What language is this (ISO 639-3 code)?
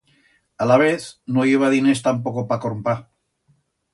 arg